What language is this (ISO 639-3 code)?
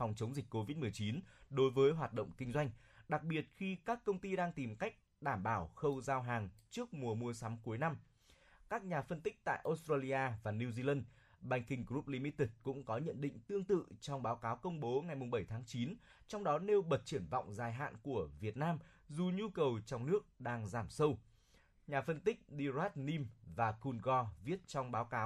vie